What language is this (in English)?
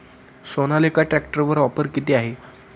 Marathi